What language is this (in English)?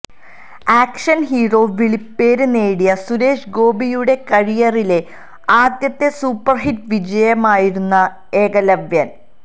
Malayalam